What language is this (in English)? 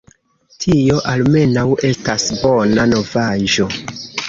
Esperanto